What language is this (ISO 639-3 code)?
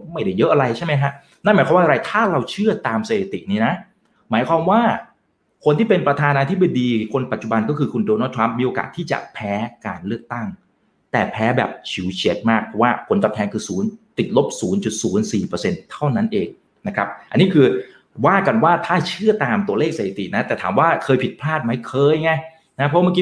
tha